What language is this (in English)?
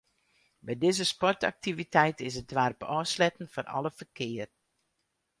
Western Frisian